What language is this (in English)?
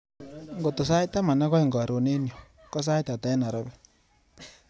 Kalenjin